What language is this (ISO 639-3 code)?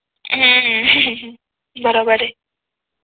mar